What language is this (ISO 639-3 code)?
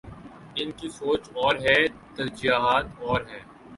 urd